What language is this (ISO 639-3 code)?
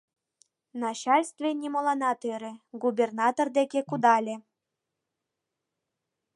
chm